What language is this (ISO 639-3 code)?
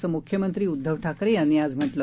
mar